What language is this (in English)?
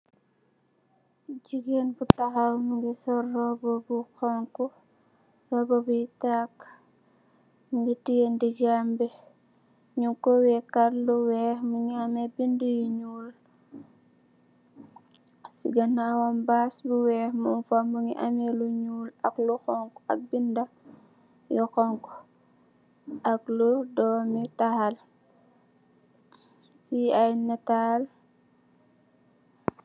Wolof